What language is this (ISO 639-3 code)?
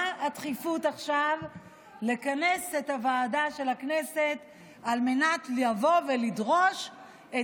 heb